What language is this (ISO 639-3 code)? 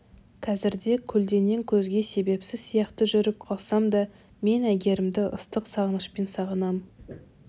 kaz